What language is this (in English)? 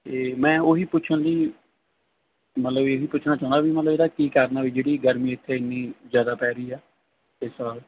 Punjabi